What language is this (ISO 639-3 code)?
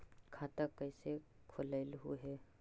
mag